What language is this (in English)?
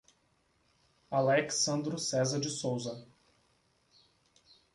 Portuguese